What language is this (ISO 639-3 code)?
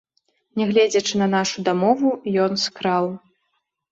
bel